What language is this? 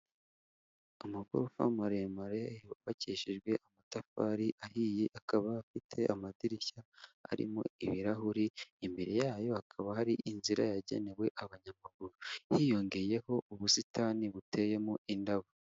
Kinyarwanda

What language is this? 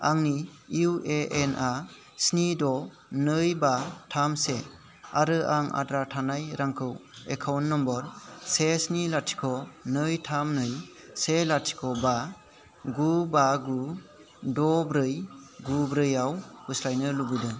Bodo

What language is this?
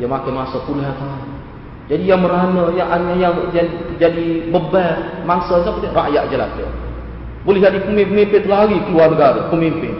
Malay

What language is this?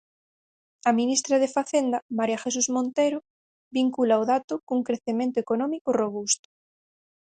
Galician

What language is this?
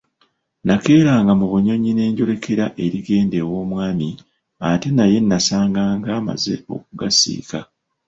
Ganda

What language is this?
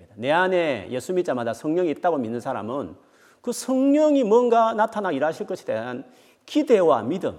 Korean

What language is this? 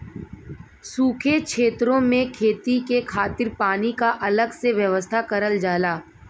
Bhojpuri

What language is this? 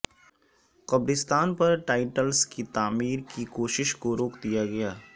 Urdu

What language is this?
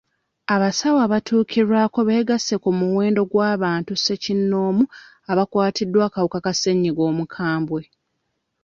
Ganda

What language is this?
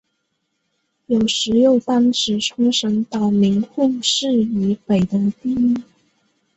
Chinese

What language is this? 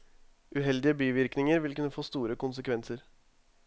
Norwegian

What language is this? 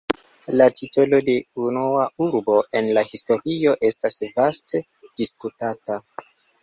Esperanto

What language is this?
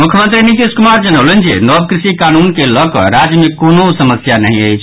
Maithili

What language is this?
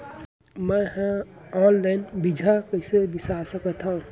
Chhattisgarhi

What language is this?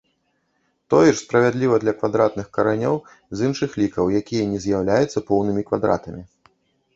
Belarusian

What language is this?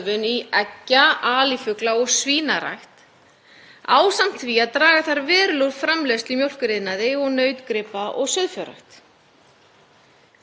Icelandic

